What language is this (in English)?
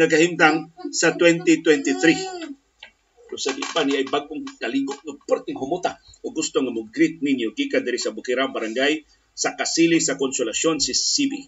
Filipino